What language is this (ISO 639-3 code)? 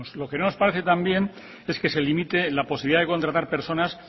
spa